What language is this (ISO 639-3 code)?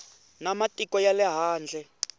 tso